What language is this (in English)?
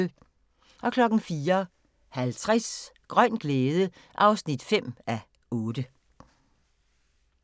Danish